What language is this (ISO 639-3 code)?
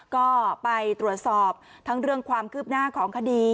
tha